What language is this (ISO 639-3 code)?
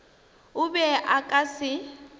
nso